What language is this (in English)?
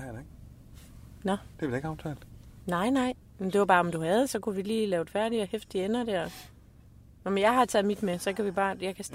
Danish